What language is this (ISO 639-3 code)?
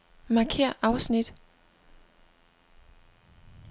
dan